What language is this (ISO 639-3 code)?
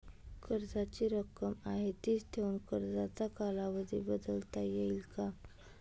mar